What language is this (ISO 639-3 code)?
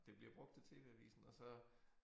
dan